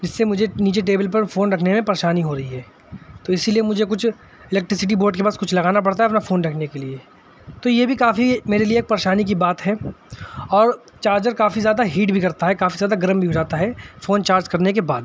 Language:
Urdu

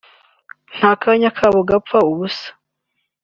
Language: Kinyarwanda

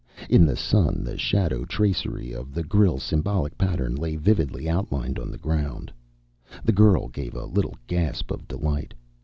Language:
English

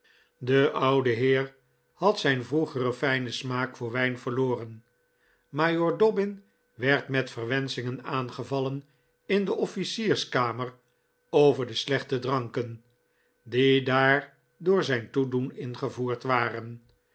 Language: Dutch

